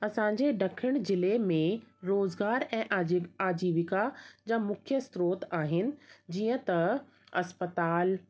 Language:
Sindhi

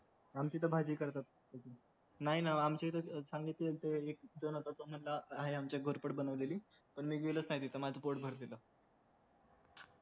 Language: Marathi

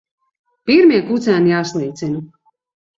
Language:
Latvian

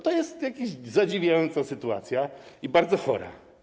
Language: Polish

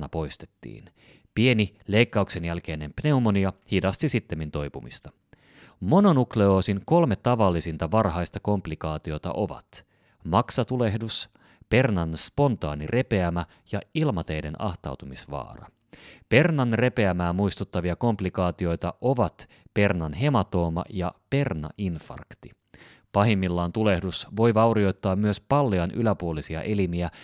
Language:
Finnish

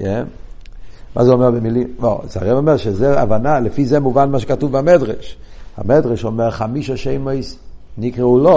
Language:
Hebrew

